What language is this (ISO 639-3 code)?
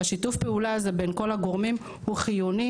heb